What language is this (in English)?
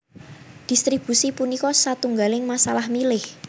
Javanese